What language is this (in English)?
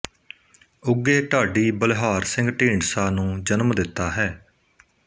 Punjabi